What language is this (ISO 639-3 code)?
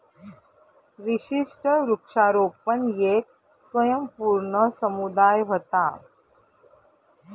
mar